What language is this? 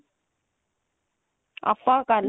Punjabi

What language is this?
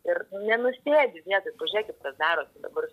Lithuanian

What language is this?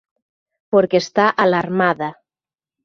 Galician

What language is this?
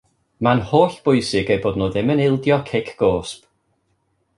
Welsh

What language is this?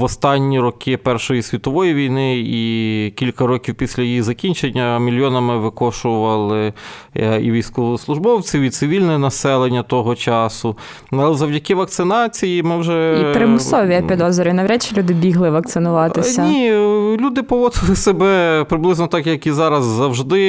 Ukrainian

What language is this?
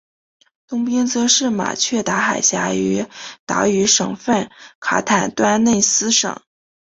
Chinese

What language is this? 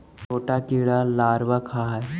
Magahi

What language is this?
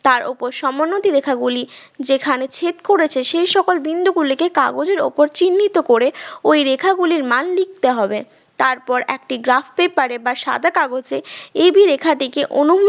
Bangla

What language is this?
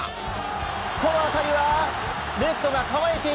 Japanese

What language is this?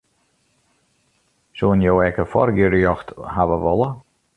Western Frisian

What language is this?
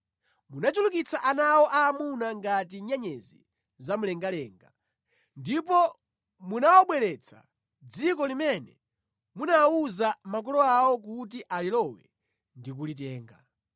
Nyanja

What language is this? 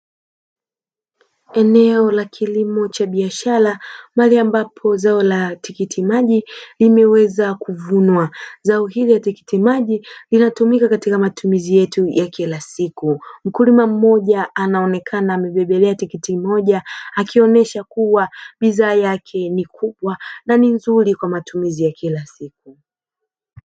Swahili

